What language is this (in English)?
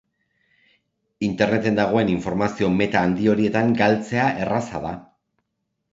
Basque